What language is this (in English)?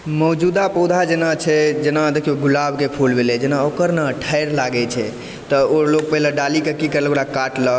Maithili